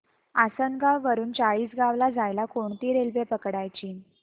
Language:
Marathi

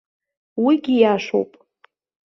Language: Abkhazian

